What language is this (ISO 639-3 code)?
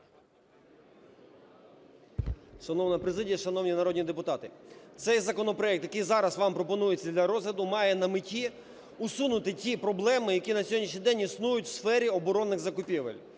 ukr